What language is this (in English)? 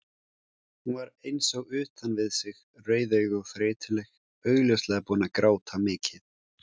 Icelandic